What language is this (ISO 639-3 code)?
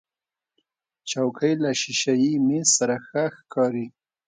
pus